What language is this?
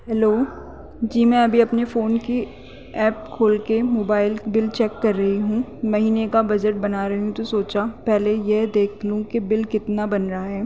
Urdu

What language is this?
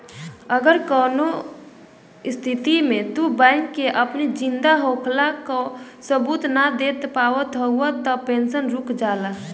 Bhojpuri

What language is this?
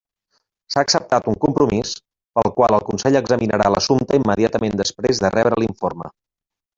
Catalan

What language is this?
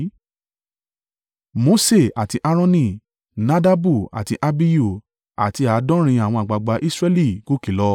Yoruba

